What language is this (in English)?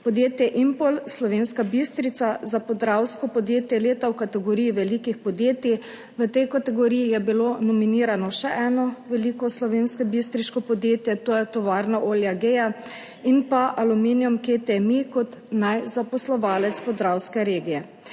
Slovenian